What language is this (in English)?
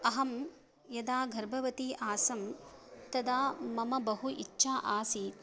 Sanskrit